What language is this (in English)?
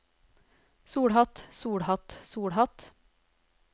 Norwegian